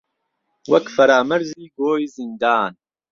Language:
Central Kurdish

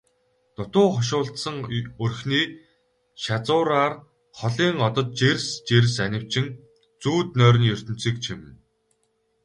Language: Mongolian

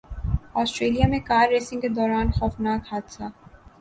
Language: Urdu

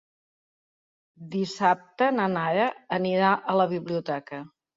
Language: Catalan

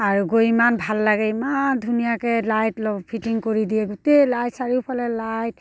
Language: Assamese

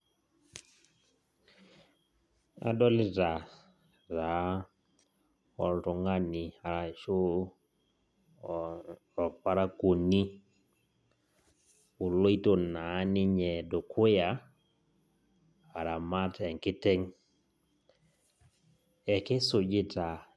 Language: Masai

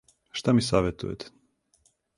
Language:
Serbian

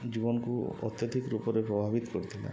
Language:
Odia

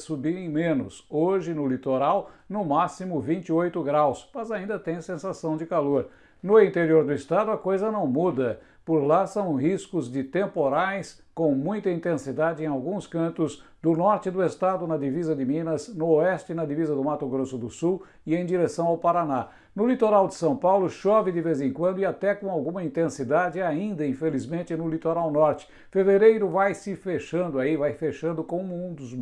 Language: Portuguese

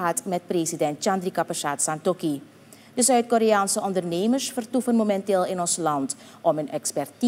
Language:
Dutch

